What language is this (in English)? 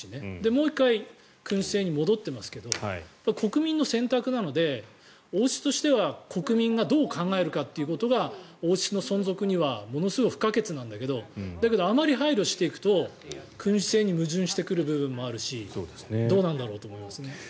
Japanese